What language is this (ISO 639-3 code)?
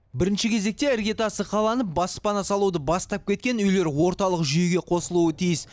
kaz